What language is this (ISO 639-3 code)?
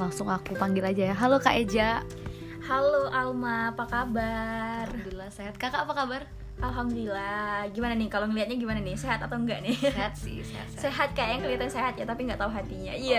ind